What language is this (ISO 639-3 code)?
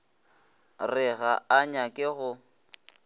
nso